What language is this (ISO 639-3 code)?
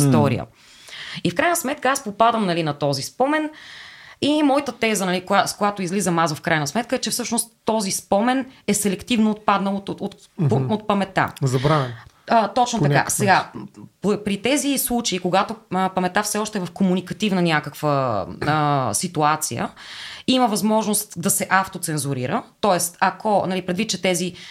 bul